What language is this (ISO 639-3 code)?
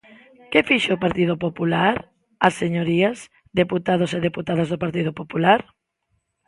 glg